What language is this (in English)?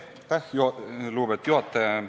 Estonian